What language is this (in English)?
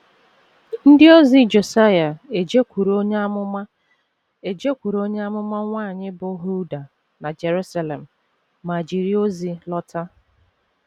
Igbo